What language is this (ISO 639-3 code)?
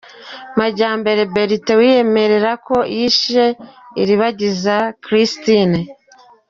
kin